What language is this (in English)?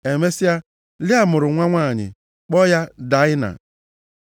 Igbo